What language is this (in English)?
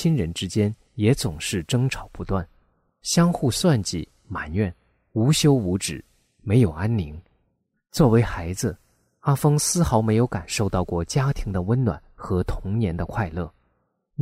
Chinese